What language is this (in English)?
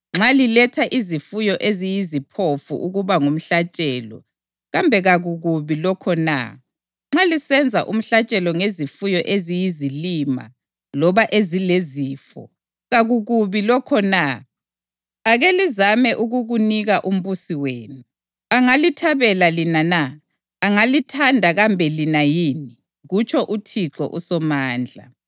North Ndebele